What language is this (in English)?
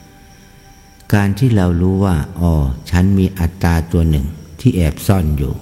Thai